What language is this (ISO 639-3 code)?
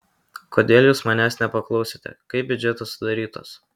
lit